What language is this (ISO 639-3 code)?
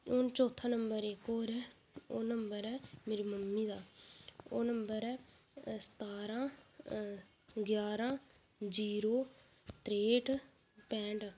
doi